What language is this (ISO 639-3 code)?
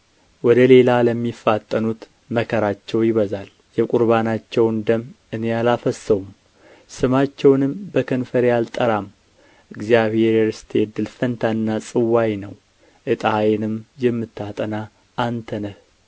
amh